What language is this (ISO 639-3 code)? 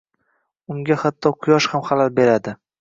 uzb